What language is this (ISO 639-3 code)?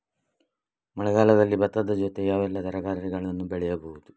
kan